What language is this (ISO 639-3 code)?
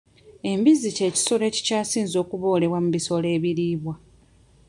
lug